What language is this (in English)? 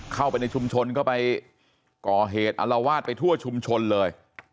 Thai